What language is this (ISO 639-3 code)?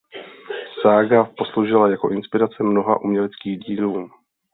ces